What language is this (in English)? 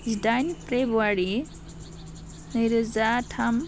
Bodo